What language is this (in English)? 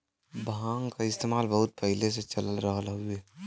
Bhojpuri